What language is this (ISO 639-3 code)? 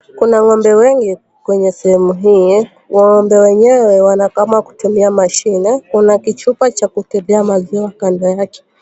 swa